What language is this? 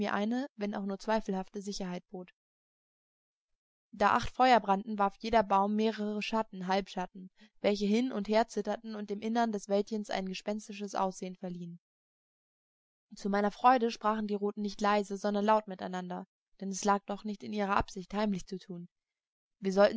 German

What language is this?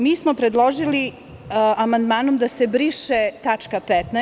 Serbian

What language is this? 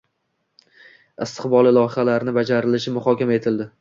Uzbek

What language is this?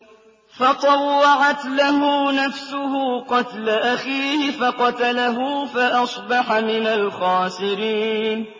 Arabic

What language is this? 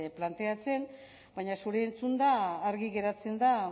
Basque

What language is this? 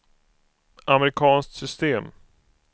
Swedish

